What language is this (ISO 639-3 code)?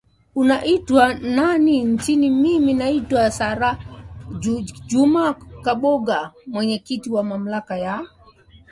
swa